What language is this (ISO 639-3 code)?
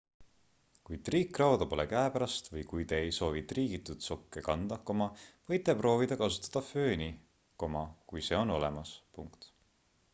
est